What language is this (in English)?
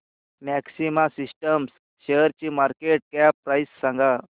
Marathi